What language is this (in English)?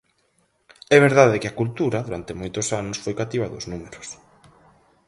Galician